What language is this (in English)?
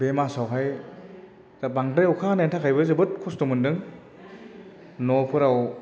Bodo